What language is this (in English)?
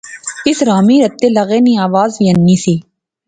Pahari-Potwari